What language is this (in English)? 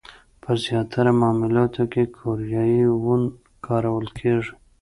Pashto